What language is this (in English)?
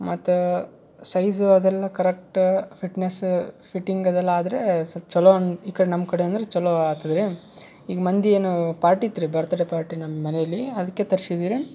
Kannada